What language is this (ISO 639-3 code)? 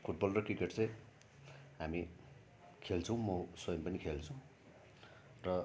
nep